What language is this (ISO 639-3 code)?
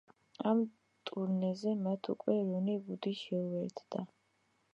kat